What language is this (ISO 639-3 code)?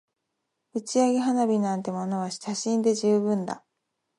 jpn